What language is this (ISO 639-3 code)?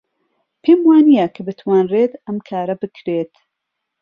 ckb